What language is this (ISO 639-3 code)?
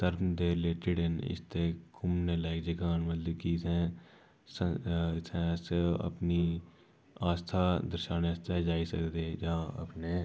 doi